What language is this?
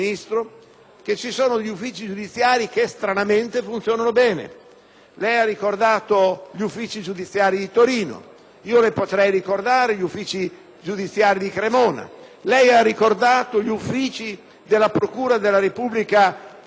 Italian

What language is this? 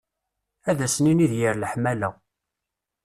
Kabyle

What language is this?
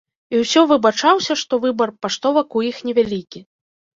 Belarusian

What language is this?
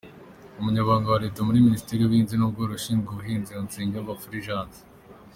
Kinyarwanda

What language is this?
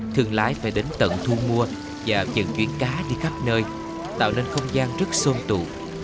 Vietnamese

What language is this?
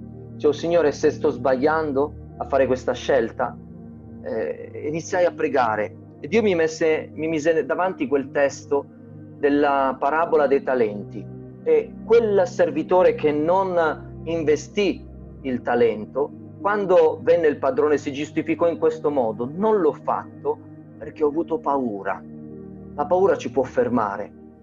Italian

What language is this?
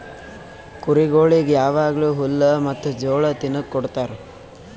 Kannada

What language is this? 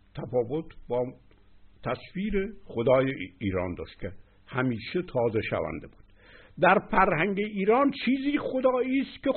Persian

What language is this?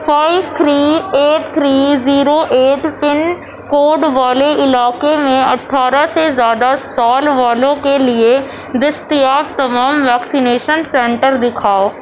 Urdu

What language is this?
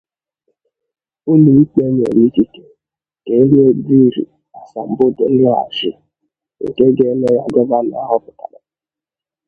Igbo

